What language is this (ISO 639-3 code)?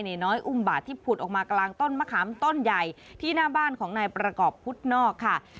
tha